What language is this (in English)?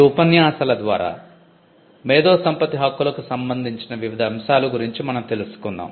Telugu